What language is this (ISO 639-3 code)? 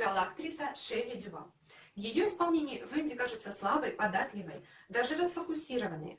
rus